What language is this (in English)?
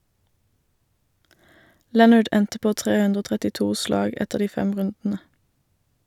Norwegian